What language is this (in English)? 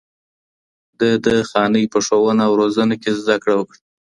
Pashto